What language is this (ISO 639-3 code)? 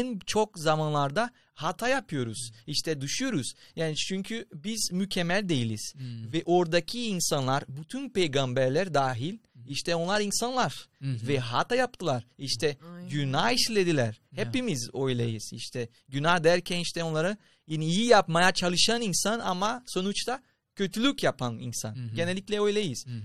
tur